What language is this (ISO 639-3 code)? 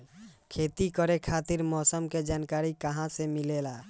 bho